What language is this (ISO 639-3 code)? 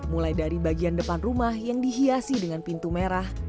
ind